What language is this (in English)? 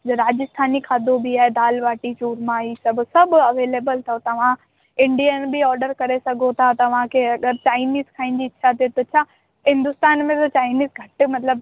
Sindhi